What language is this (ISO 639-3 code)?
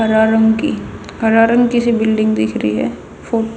bgc